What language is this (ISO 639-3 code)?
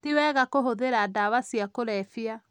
kik